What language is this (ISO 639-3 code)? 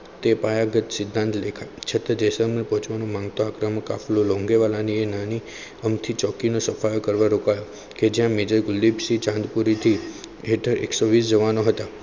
guj